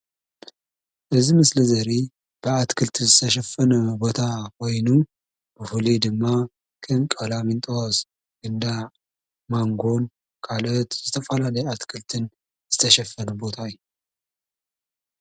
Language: Tigrinya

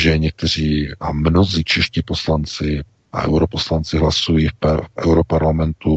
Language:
Czech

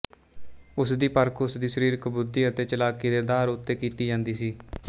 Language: Punjabi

